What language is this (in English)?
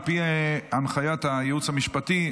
Hebrew